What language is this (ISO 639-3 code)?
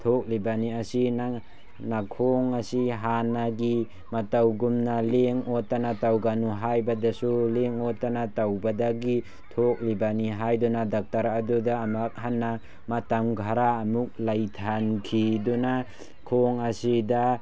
mni